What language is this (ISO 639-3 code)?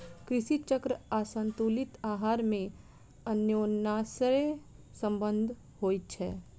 mai